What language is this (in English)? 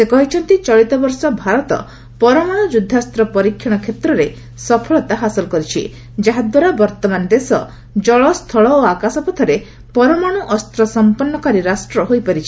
Odia